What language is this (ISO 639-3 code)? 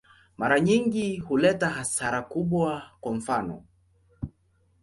swa